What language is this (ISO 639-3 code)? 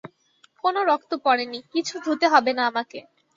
ben